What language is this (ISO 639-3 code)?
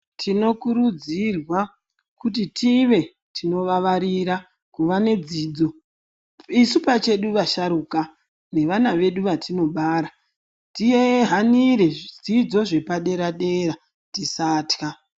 ndc